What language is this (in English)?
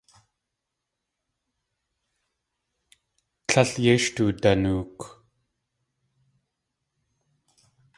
Tlingit